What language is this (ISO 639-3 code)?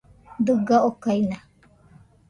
hux